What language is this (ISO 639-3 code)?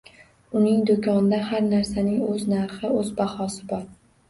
uzb